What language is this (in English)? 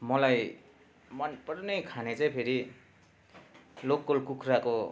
Nepali